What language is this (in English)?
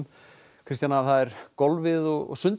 Icelandic